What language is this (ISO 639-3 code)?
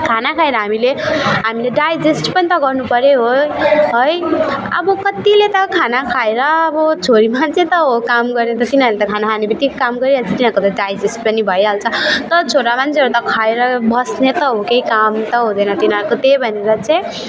nep